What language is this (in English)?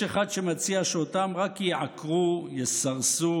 Hebrew